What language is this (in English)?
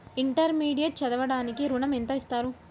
Telugu